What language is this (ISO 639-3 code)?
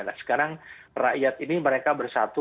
ind